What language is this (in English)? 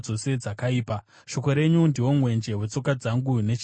Shona